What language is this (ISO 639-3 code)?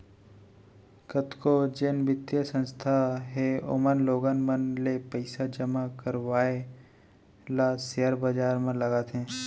hne